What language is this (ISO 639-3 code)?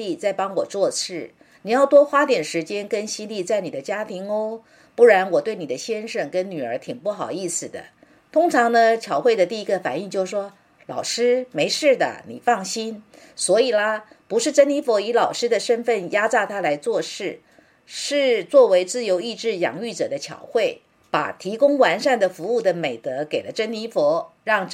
zho